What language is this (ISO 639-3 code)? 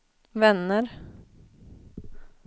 swe